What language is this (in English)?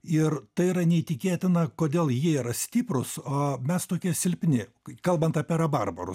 Lithuanian